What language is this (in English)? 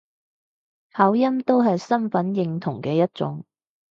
Cantonese